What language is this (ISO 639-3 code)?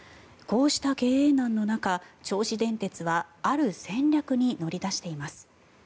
jpn